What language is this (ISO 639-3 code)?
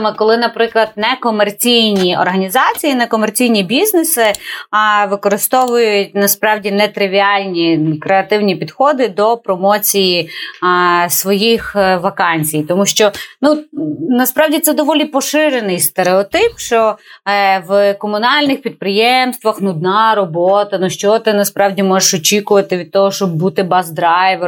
ukr